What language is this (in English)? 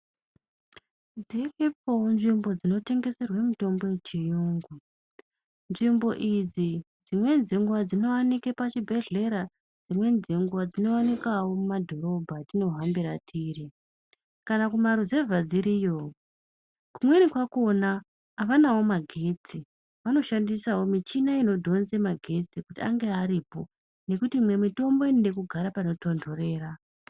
Ndau